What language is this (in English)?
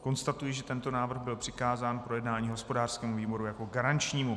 Czech